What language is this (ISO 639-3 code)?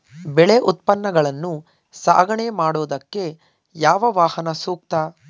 kan